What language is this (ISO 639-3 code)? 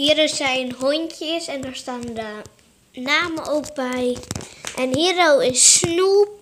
nld